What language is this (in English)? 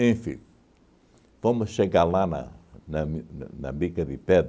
Portuguese